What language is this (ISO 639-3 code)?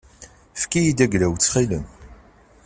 kab